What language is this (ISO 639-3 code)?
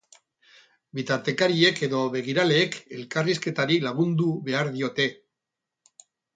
eus